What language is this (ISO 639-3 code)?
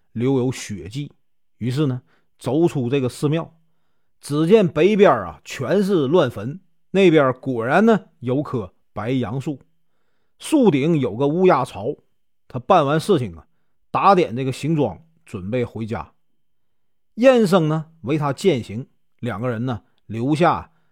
zho